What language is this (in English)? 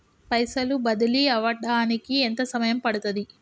Telugu